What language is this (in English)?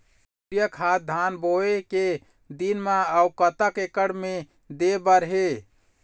Chhattisgarhi